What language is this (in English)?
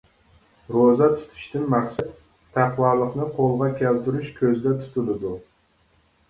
Uyghur